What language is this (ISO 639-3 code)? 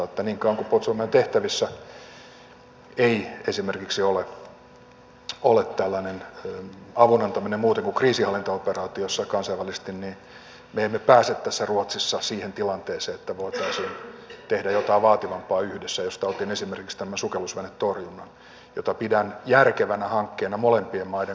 fin